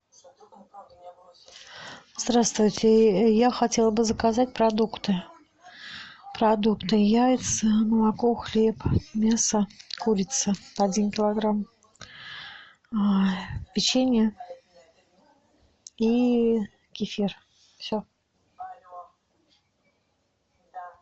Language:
Russian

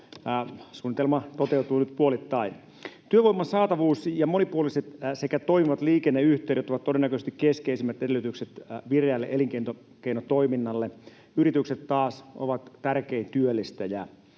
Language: Finnish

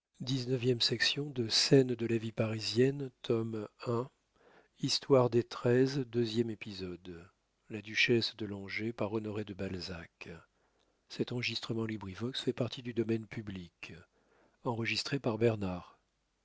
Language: French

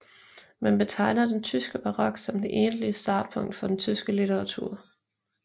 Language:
Danish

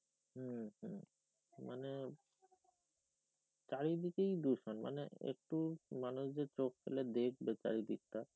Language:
Bangla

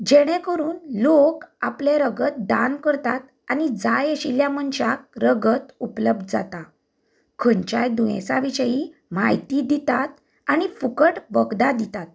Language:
Konkani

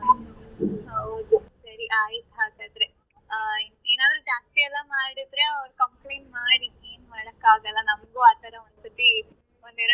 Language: Kannada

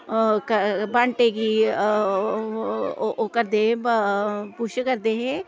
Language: Dogri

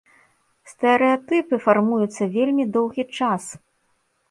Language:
Belarusian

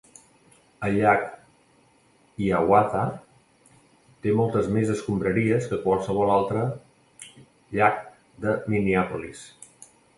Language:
Catalan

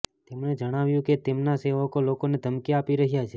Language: Gujarati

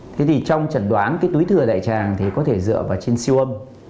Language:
Vietnamese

